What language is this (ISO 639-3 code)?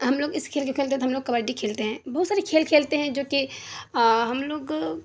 urd